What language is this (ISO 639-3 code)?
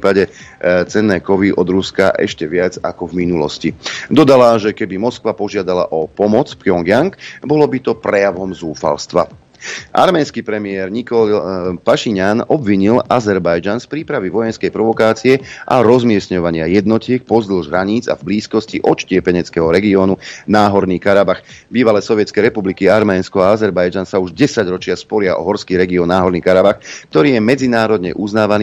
slk